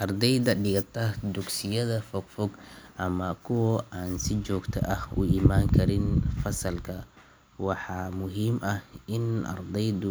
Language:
Somali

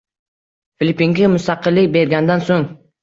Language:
Uzbek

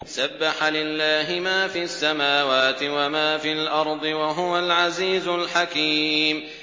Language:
Arabic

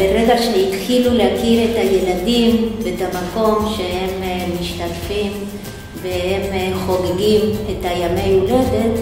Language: Hebrew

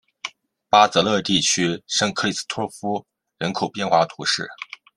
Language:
Chinese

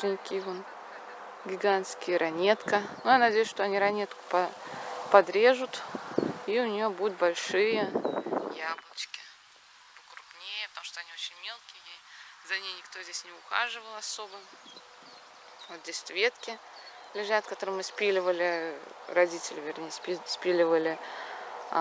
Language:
Russian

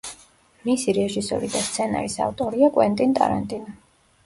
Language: Georgian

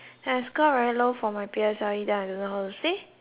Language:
English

